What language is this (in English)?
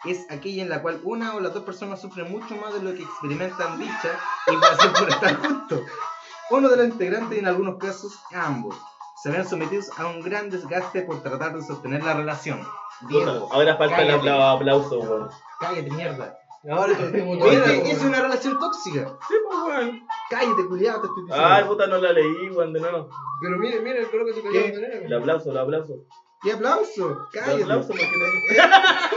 Spanish